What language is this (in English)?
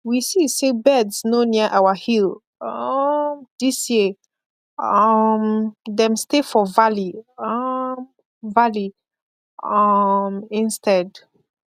Nigerian Pidgin